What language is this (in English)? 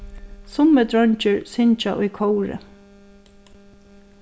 Faroese